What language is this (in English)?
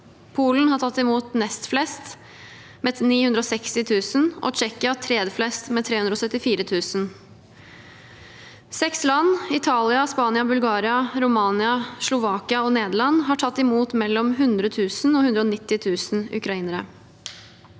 Norwegian